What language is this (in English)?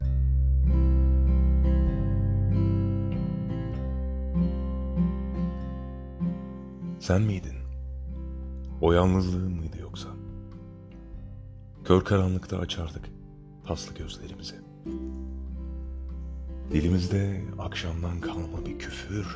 Turkish